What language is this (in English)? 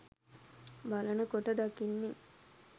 Sinhala